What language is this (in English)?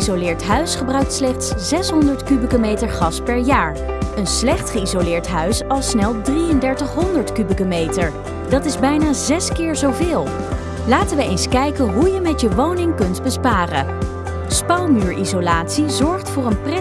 Dutch